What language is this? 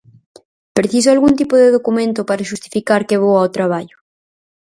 Galician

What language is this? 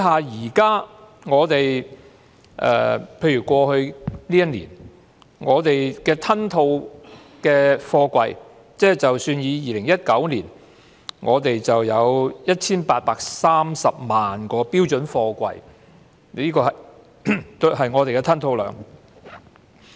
Cantonese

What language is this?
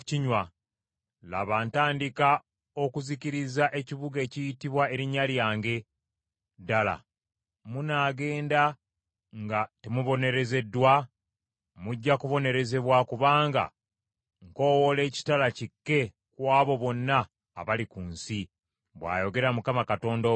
Ganda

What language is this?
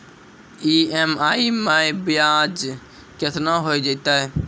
Maithili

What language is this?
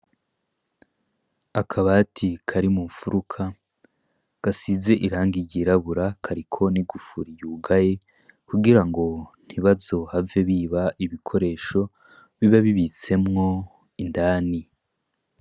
Rundi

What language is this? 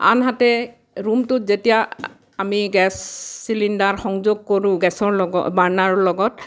Assamese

